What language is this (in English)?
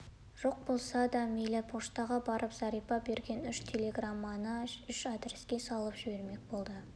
Kazakh